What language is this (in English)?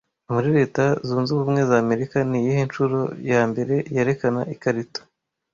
Kinyarwanda